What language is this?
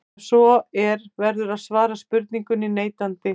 Icelandic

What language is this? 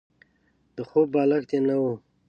Pashto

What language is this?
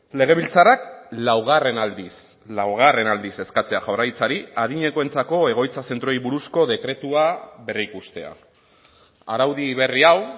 Basque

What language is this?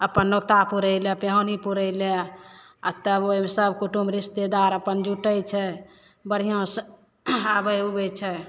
Maithili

